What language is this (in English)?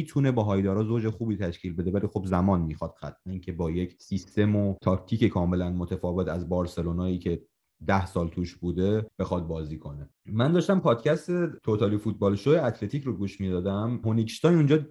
Persian